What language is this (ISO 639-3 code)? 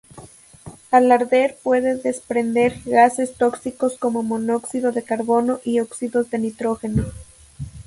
spa